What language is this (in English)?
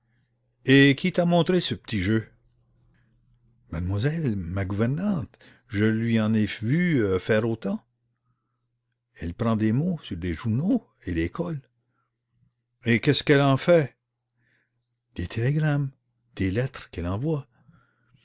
French